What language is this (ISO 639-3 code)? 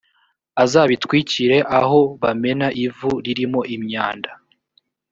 kin